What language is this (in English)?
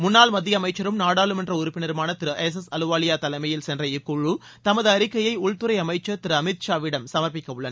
Tamil